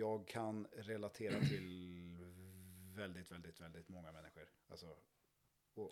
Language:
Swedish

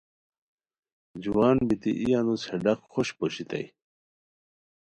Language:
Khowar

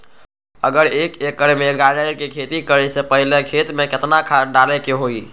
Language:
Magahi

